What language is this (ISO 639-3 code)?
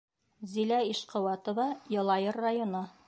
bak